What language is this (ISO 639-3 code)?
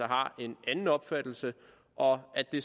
dan